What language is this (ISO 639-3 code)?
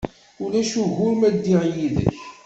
kab